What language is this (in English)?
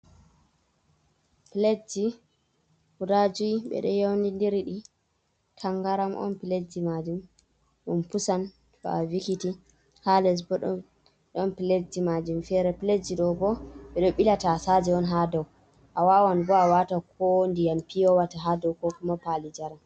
Fula